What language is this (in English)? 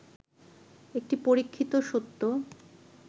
Bangla